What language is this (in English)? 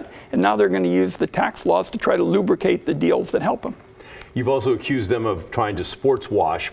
English